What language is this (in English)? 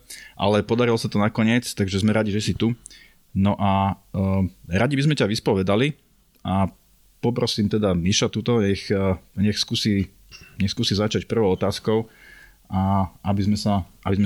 Slovak